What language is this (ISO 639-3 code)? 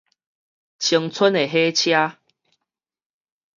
nan